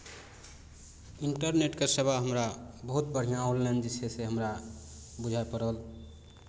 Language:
Maithili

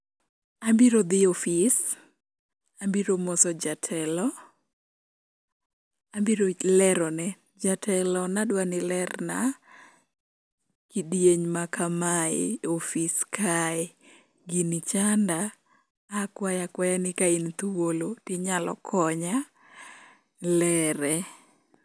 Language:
Luo (Kenya and Tanzania)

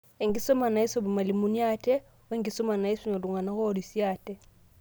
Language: Masai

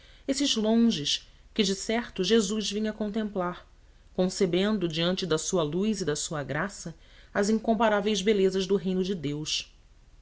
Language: Portuguese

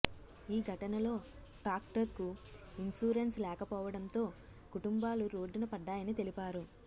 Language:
Telugu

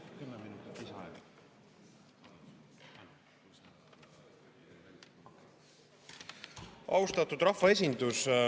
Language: Estonian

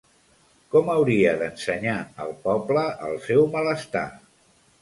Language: Catalan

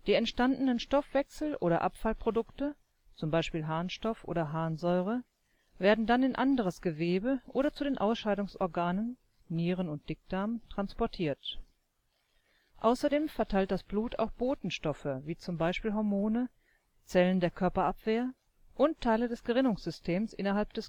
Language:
German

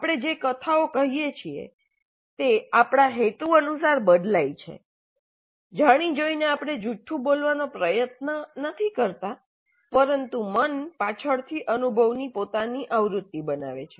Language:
Gujarati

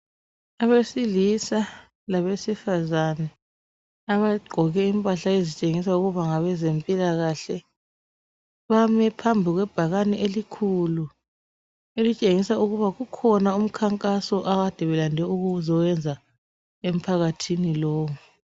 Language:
North Ndebele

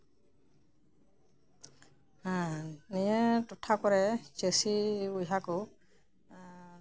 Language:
Santali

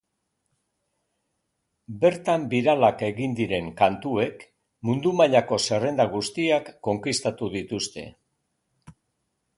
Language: Basque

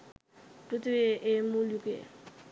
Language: Sinhala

